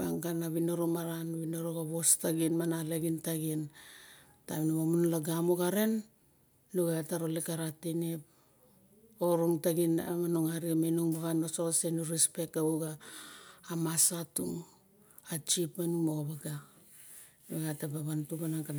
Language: Barok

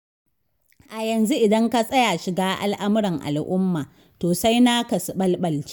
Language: Hausa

